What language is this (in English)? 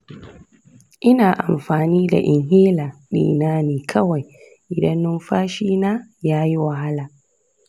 Hausa